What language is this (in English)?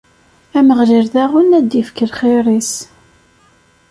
Kabyle